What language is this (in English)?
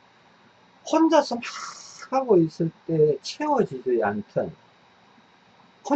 Korean